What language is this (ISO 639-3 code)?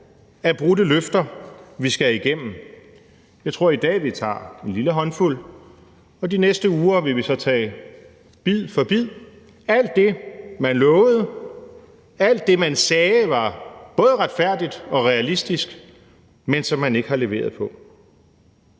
dan